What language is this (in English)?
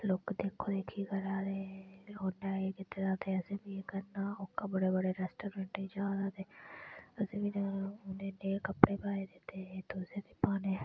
Dogri